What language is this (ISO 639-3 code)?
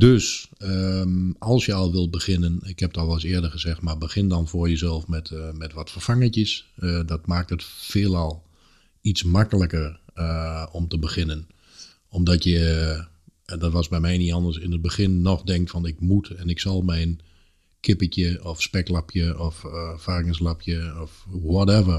nld